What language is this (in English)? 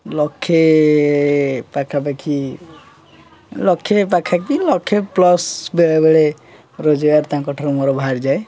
Odia